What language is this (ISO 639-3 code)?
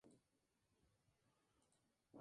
spa